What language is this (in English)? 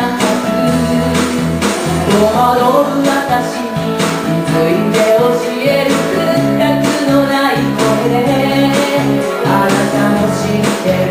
Indonesian